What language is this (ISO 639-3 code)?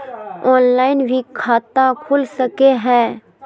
mag